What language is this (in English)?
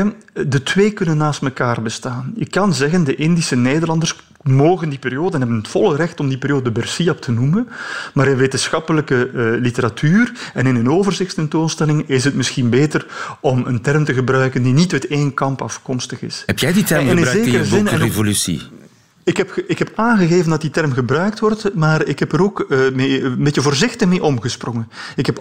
Dutch